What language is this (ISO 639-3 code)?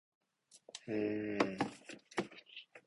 jpn